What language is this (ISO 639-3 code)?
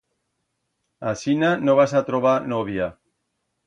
arg